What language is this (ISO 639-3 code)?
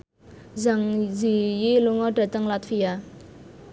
jav